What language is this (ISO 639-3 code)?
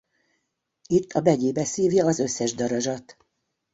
hun